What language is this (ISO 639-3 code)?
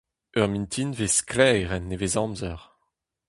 bre